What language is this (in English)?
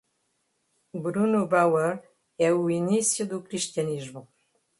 Portuguese